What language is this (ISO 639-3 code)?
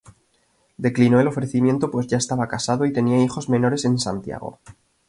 spa